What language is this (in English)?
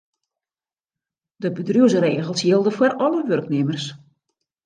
Western Frisian